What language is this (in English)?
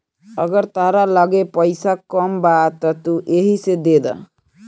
Bhojpuri